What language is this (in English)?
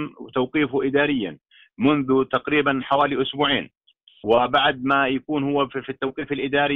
Arabic